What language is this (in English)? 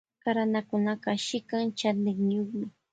Loja Highland Quichua